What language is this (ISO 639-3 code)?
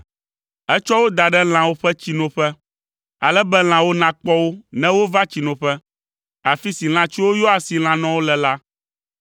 ewe